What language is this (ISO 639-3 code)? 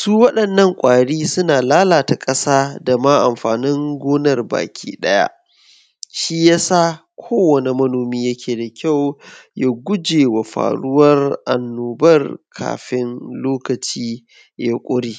hau